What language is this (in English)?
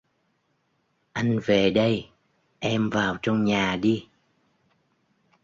Vietnamese